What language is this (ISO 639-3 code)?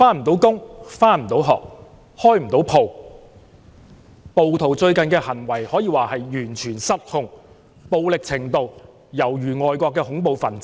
yue